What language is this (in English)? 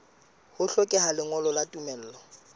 Southern Sotho